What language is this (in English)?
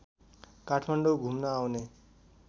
Nepali